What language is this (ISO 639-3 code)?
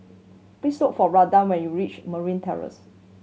eng